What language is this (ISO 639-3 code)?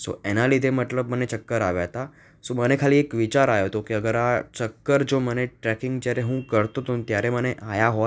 guj